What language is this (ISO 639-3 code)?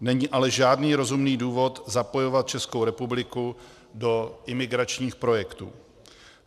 ces